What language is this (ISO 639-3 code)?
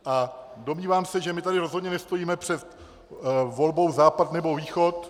ces